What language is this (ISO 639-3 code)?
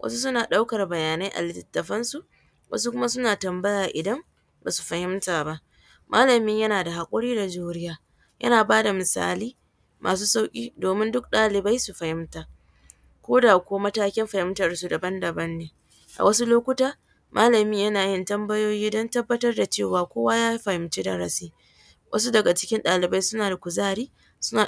hau